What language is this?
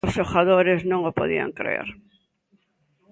Galician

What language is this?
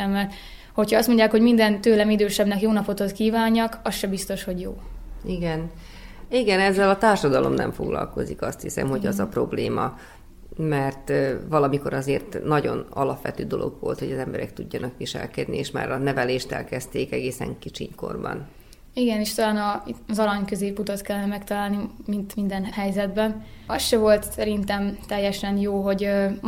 Hungarian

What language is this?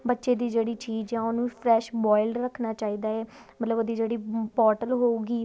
Punjabi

